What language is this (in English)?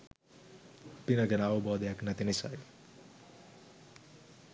Sinhala